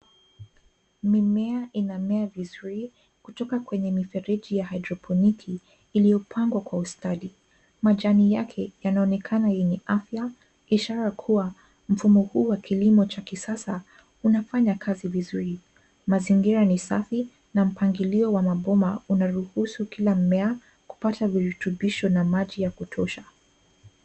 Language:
Swahili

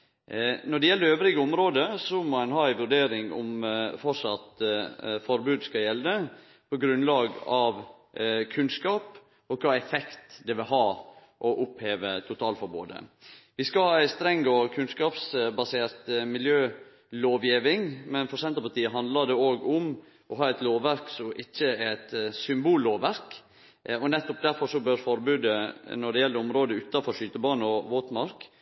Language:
Norwegian Nynorsk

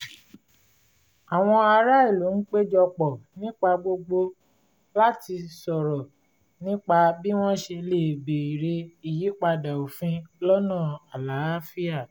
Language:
Yoruba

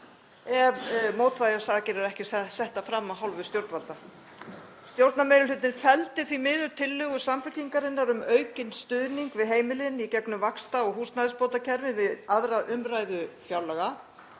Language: Icelandic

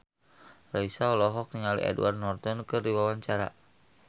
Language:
Sundanese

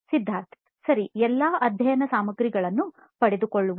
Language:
Kannada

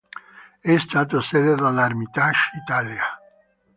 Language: Italian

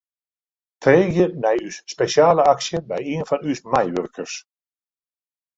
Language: Western Frisian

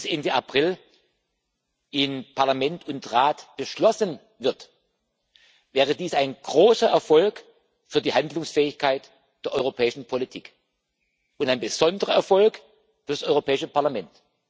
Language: German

